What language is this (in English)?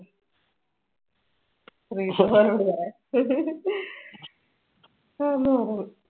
Malayalam